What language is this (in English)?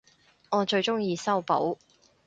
Cantonese